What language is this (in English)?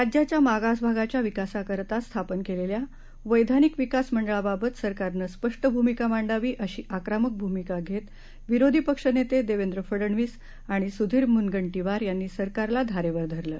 Marathi